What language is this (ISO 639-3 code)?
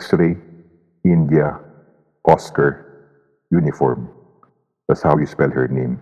fil